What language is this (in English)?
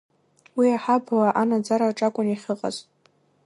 Abkhazian